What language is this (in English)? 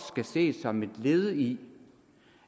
Danish